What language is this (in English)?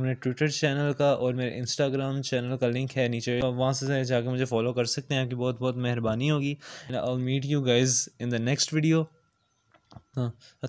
German